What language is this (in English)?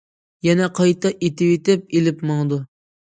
Uyghur